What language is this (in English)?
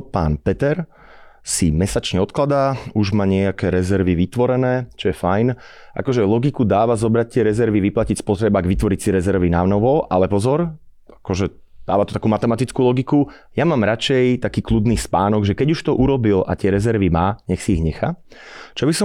Slovak